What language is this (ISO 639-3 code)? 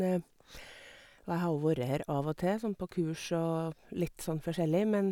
nor